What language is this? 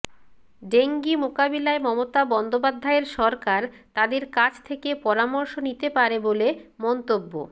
Bangla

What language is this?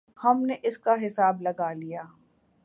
Urdu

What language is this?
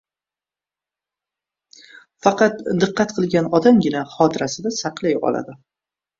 Uzbek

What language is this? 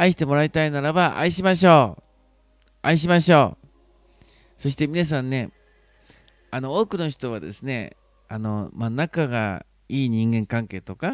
Japanese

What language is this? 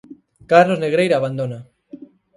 Galician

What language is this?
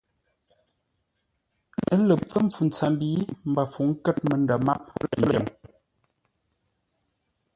Ngombale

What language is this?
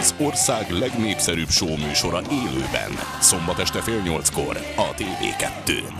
Hungarian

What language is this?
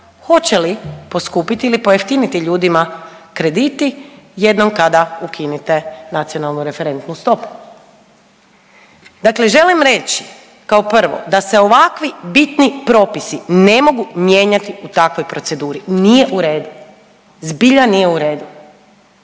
Croatian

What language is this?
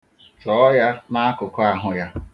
Igbo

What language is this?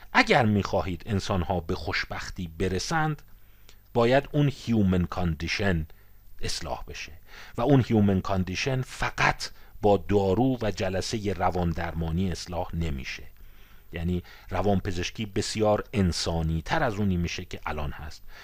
Persian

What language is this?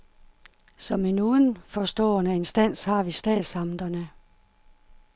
Danish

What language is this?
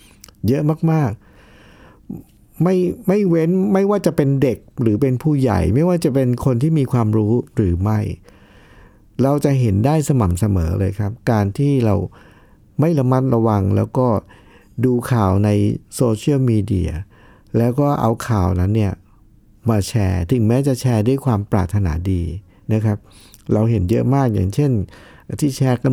Thai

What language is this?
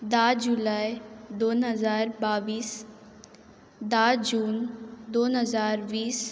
Konkani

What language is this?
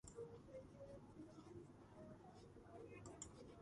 Georgian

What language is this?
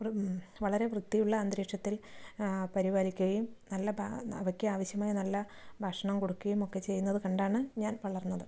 Malayalam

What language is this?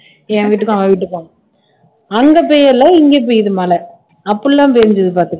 Tamil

